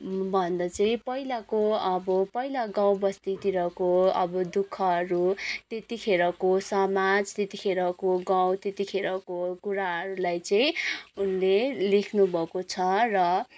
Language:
Nepali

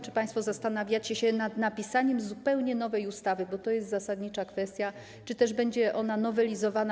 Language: Polish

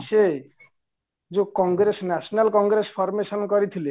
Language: Odia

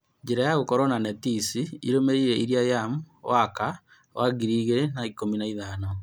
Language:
Kikuyu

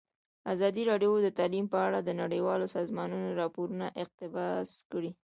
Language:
Pashto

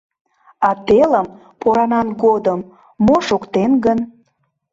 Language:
Mari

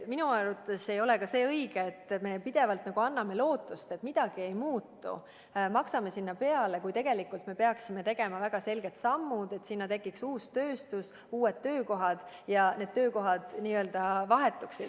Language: Estonian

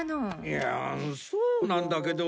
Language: Japanese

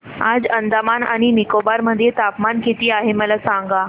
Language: Marathi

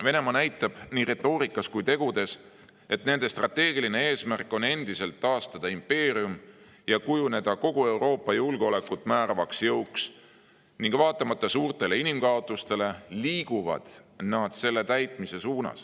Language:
Estonian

